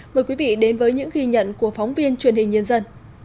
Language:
Vietnamese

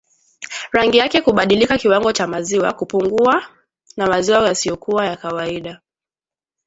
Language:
Swahili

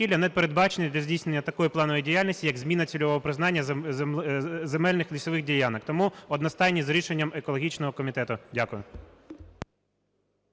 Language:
Ukrainian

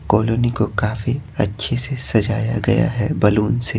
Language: Hindi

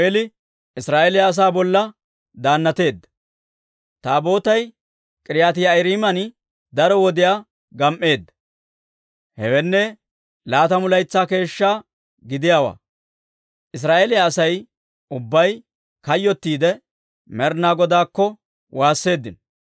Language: Dawro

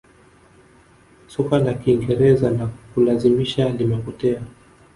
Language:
Swahili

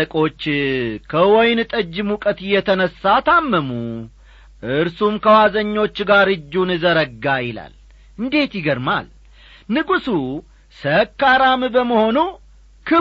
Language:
Amharic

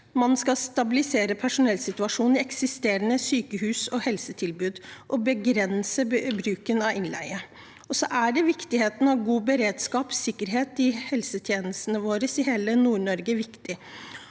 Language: Norwegian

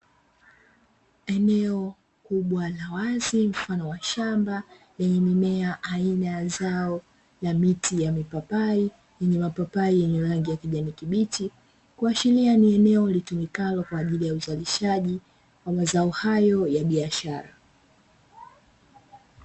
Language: Swahili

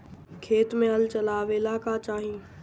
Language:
Bhojpuri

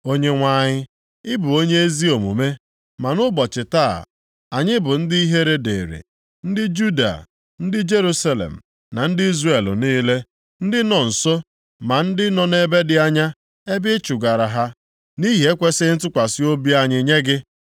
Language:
Igbo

